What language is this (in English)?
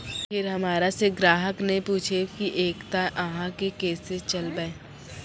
Maithili